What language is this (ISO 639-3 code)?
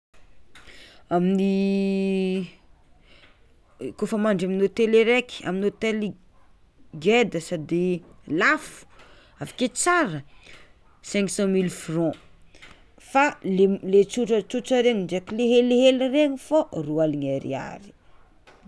xmw